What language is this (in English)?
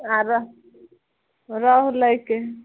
Maithili